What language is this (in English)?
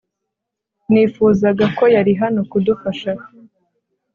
Kinyarwanda